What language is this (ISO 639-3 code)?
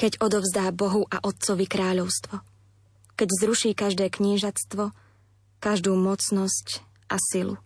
slk